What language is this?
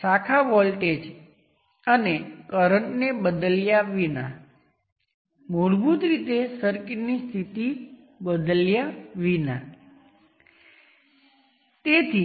Gujarati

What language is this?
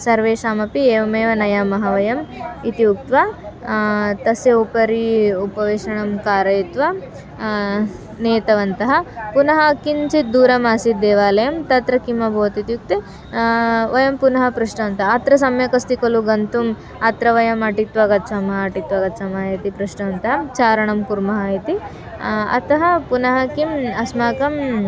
Sanskrit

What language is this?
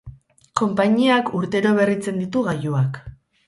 Basque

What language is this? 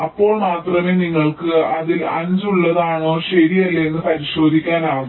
Malayalam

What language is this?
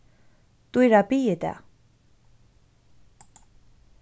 Faroese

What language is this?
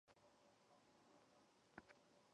Chinese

